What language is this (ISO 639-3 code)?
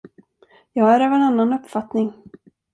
swe